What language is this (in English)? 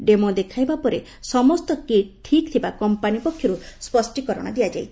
Odia